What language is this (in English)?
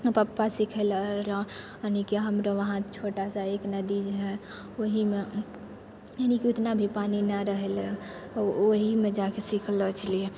Maithili